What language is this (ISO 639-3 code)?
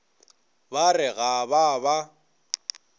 nso